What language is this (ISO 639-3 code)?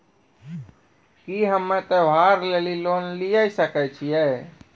mai